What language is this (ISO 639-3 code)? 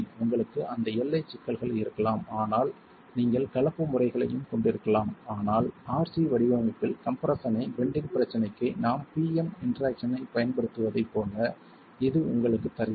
tam